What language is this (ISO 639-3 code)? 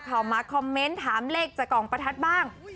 tha